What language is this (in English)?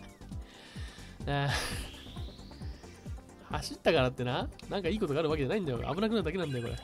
Japanese